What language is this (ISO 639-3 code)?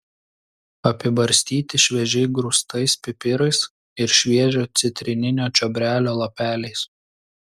lit